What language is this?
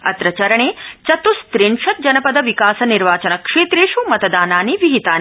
Sanskrit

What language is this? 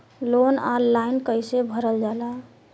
Bhojpuri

